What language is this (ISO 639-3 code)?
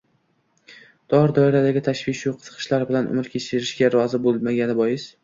uzb